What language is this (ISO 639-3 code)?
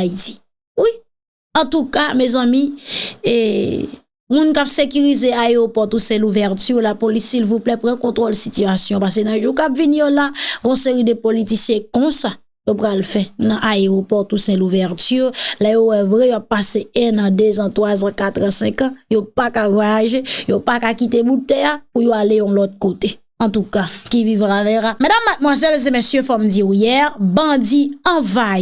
fra